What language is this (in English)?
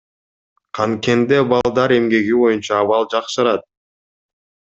Kyrgyz